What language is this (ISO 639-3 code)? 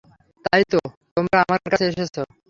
ben